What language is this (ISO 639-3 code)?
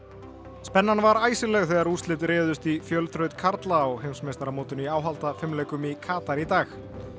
isl